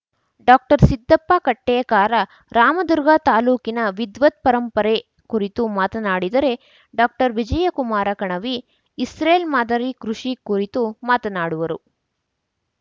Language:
Kannada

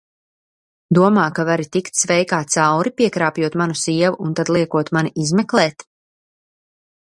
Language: Latvian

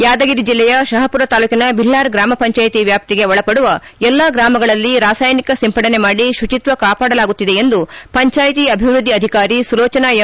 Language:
Kannada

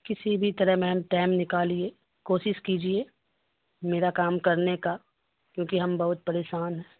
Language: Urdu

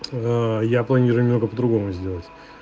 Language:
Russian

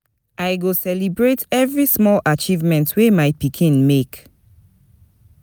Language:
Nigerian Pidgin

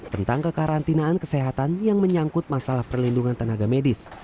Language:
Indonesian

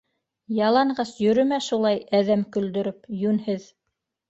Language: Bashkir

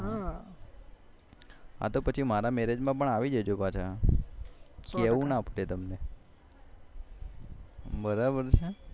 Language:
Gujarati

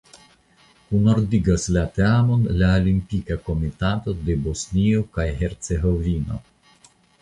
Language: Esperanto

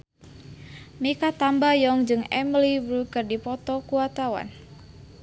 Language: Sundanese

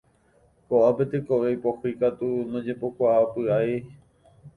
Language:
Guarani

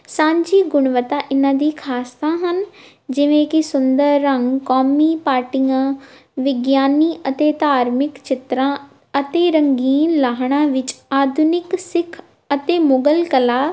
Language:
Punjabi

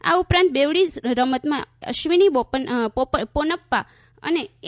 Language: Gujarati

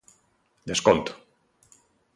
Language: Galician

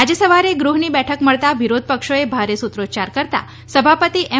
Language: Gujarati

